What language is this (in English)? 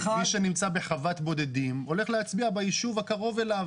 Hebrew